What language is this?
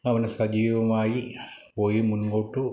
Malayalam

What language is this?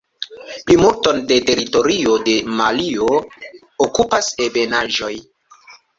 Esperanto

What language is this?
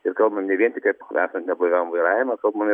Lithuanian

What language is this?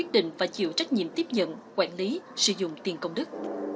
Vietnamese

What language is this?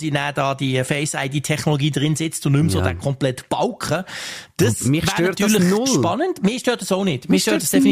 German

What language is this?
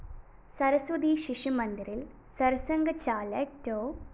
Malayalam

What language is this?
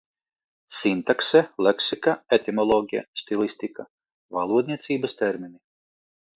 Latvian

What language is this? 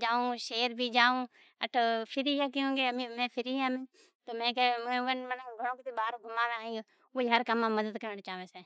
Od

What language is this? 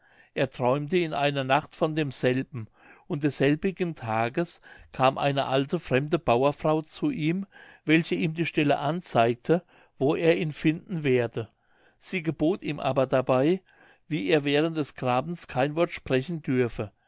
German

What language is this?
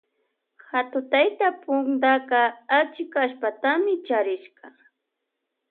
Loja Highland Quichua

